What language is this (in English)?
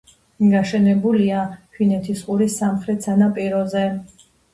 Georgian